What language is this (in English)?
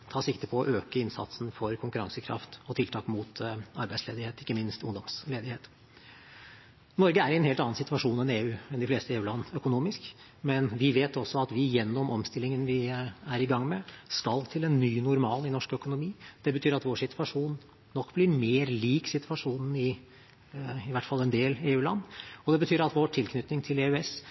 Norwegian Bokmål